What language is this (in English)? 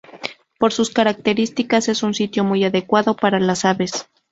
Spanish